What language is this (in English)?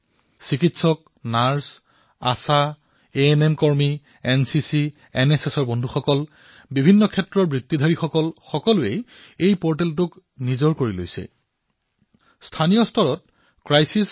Assamese